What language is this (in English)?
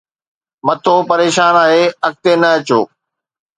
Sindhi